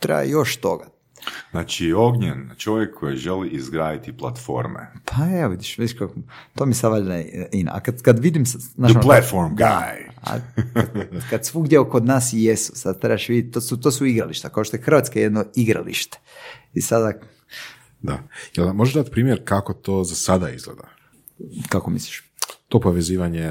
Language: Croatian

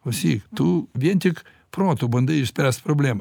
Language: Lithuanian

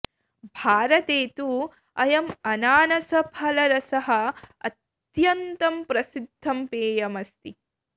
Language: Sanskrit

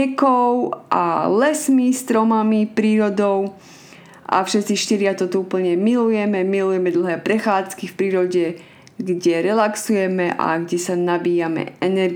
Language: Slovak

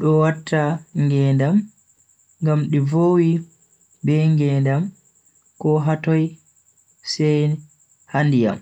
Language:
Bagirmi Fulfulde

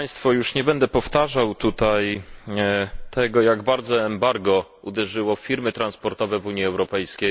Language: Polish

